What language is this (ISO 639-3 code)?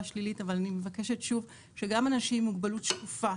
heb